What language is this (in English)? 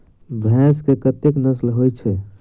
Maithili